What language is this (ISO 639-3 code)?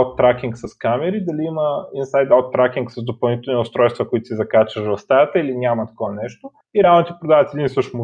bul